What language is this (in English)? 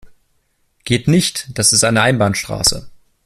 German